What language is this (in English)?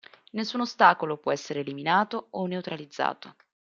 Italian